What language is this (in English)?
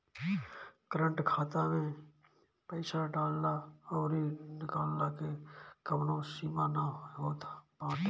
Bhojpuri